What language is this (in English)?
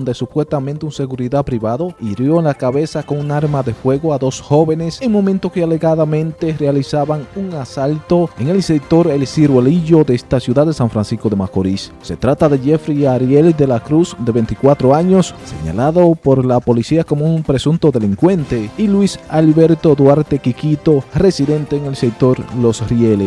Spanish